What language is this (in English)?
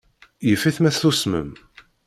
Kabyle